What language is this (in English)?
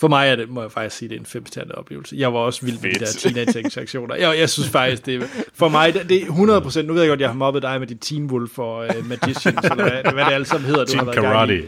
Danish